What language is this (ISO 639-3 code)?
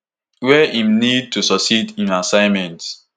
pcm